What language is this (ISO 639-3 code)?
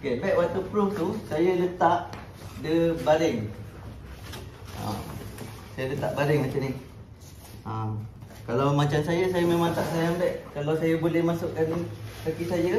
msa